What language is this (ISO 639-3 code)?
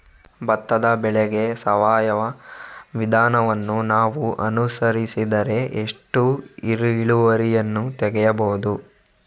kan